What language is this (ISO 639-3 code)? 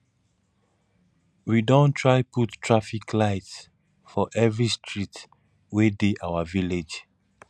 pcm